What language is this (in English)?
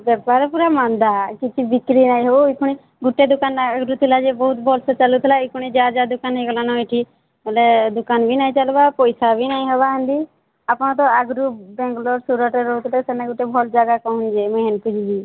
Odia